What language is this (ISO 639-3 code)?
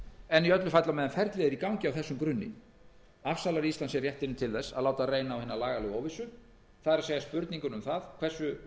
isl